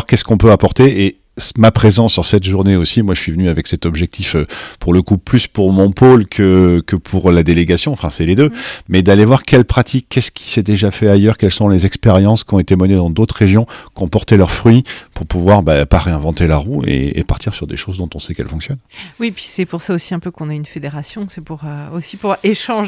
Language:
French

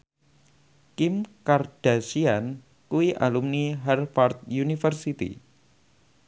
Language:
Javanese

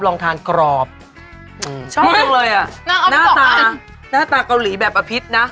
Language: Thai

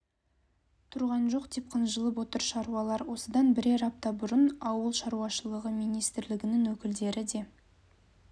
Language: Kazakh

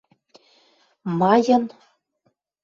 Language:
Western Mari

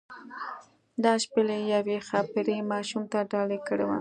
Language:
Pashto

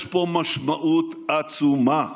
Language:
Hebrew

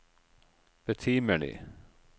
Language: Norwegian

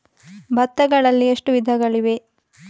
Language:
Kannada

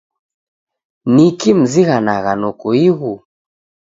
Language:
Taita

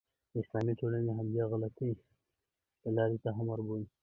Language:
Pashto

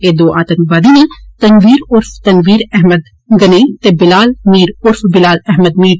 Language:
Dogri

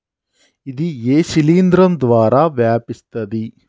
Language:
Telugu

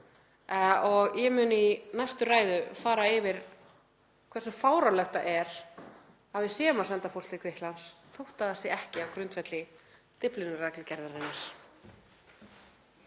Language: Icelandic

